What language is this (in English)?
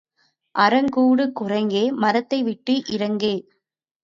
Tamil